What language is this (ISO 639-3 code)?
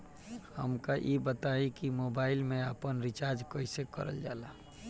bho